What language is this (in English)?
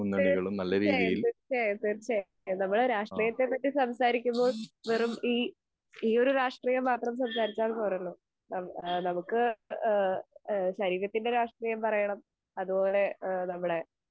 Malayalam